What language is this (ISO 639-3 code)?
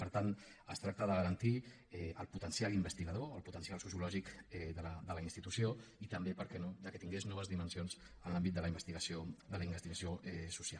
cat